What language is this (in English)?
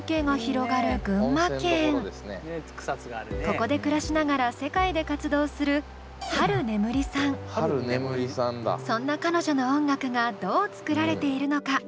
Japanese